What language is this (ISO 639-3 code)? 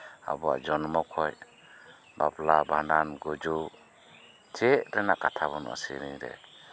sat